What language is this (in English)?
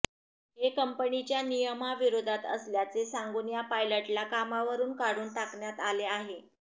Marathi